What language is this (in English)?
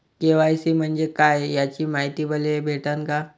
Marathi